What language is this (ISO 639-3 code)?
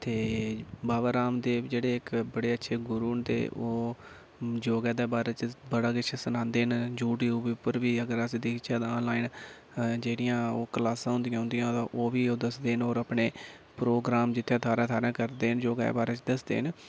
doi